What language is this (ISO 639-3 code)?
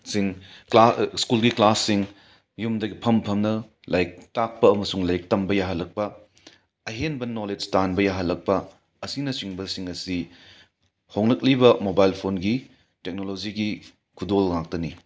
mni